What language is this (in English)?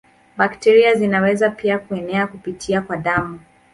Swahili